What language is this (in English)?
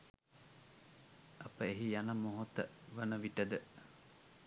Sinhala